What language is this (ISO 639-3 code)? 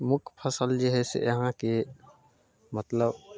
mai